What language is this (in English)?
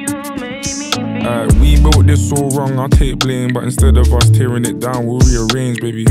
Danish